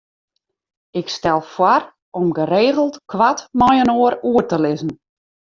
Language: Western Frisian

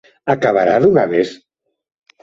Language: Galician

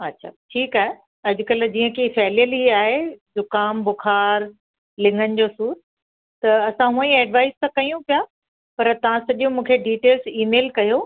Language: Sindhi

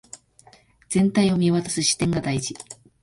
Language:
Japanese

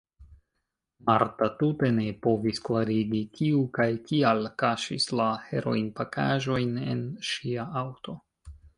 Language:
Esperanto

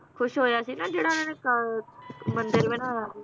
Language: Punjabi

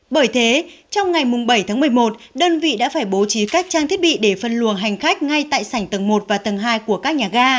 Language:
Vietnamese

